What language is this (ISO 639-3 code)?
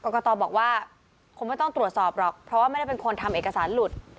tha